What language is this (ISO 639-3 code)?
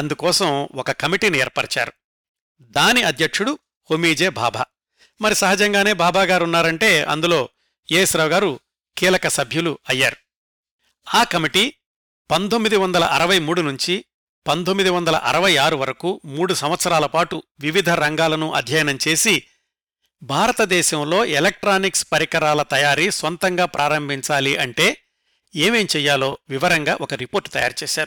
tel